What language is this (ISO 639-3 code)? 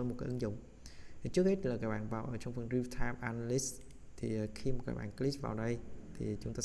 vie